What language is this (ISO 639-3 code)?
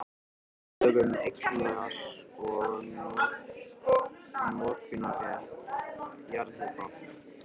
isl